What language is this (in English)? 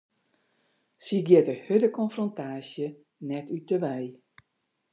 Western Frisian